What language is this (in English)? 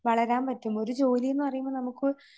Malayalam